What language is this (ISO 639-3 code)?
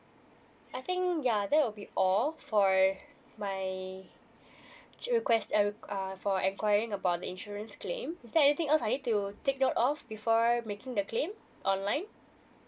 eng